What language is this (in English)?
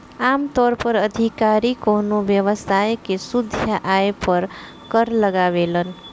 Bhojpuri